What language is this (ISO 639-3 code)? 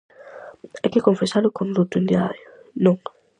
glg